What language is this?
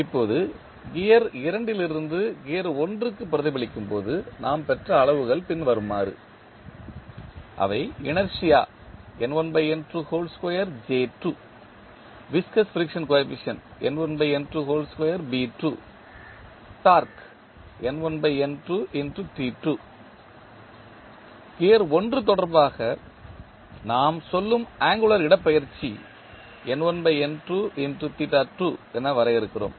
Tamil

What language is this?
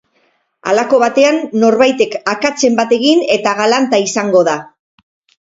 Basque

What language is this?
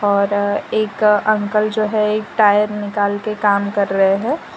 Hindi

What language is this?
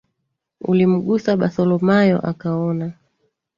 Swahili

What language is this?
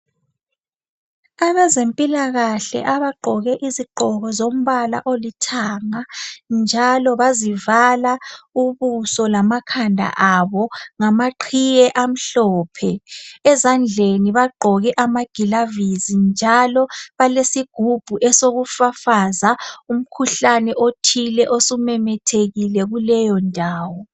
North Ndebele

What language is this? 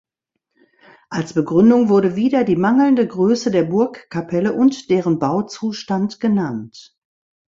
German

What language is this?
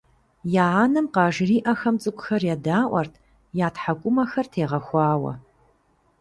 Kabardian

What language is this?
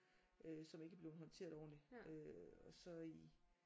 Danish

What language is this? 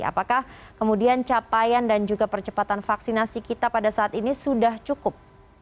Indonesian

